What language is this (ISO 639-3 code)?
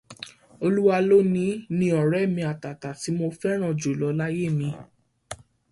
yor